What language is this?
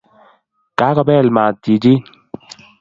Kalenjin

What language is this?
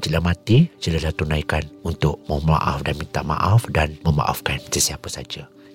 Malay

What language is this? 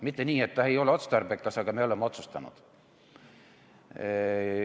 Estonian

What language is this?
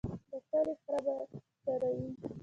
Pashto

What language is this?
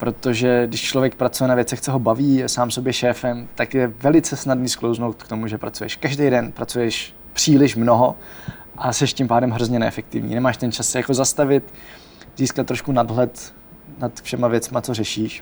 Czech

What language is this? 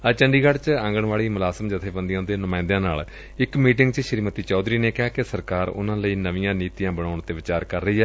Punjabi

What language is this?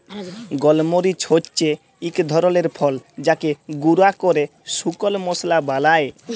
Bangla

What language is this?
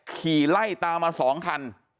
Thai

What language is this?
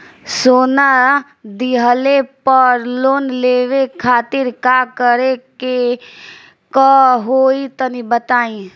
Bhojpuri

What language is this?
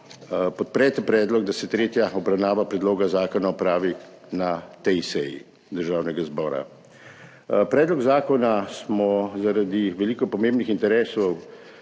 Slovenian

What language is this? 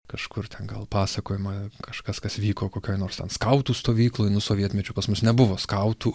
Lithuanian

